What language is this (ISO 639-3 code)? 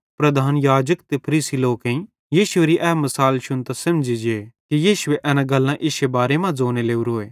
bhd